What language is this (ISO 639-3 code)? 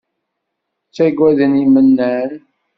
kab